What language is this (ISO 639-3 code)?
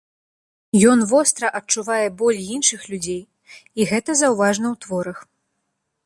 bel